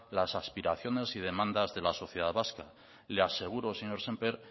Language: Spanish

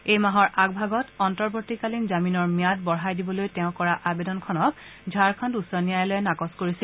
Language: Assamese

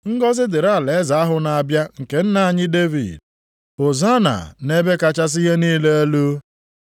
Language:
Igbo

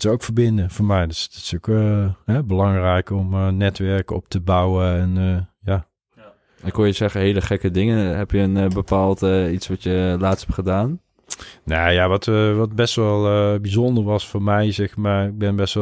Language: Dutch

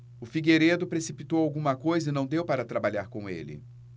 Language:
Portuguese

